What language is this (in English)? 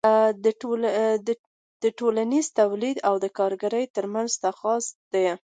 Pashto